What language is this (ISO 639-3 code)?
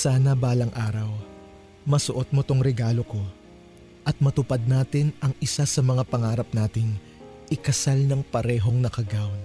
fil